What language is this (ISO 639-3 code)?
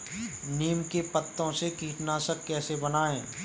hin